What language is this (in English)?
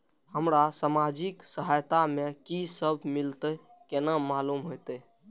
Maithili